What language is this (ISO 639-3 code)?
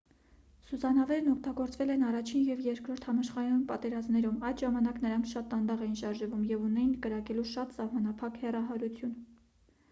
hye